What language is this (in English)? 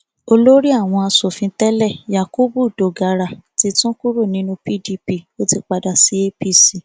Yoruba